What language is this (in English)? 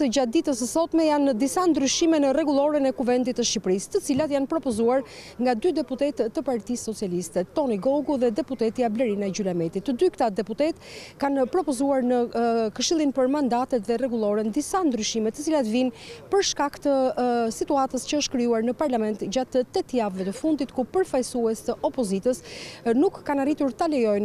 Romanian